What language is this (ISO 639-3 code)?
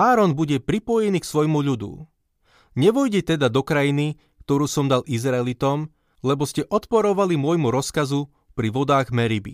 slk